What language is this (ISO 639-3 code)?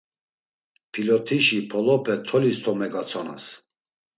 lzz